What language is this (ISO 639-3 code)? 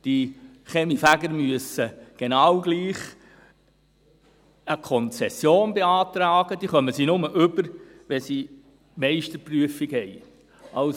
gsw